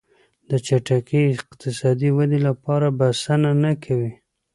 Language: Pashto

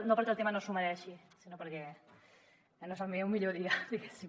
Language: Catalan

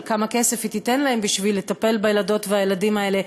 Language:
Hebrew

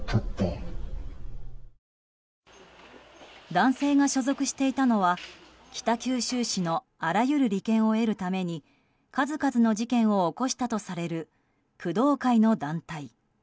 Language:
Japanese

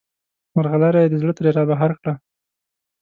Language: Pashto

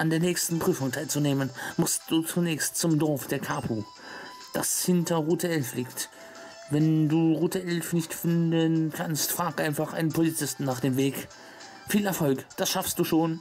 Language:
German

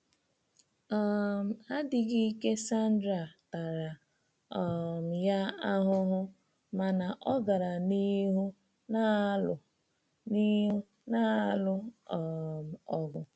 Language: Igbo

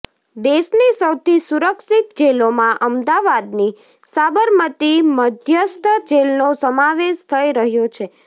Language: Gujarati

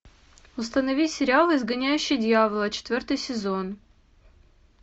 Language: Russian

